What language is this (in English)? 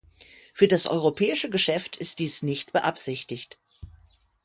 German